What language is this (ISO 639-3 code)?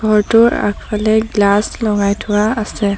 asm